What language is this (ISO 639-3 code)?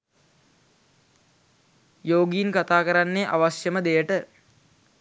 sin